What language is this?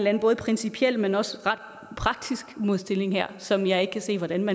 Danish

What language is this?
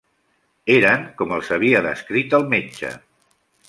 Catalan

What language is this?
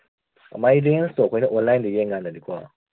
Manipuri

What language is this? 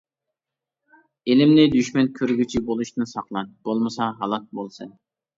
Uyghur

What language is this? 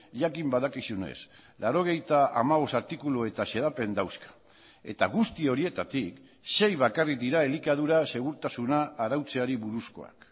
Basque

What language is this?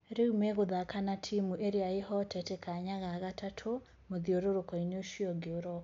Kikuyu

